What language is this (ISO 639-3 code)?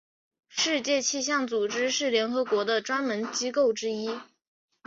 zho